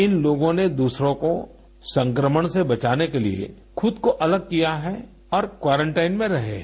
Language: Hindi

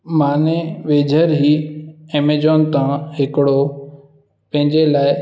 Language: Sindhi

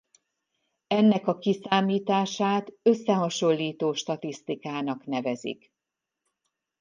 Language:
Hungarian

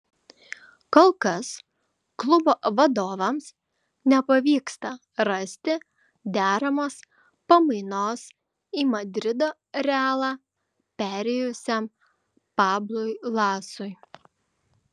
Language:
Lithuanian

